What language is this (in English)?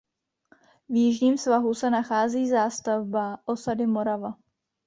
Czech